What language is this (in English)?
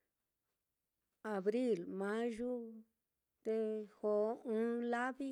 Mitlatongo Mixtec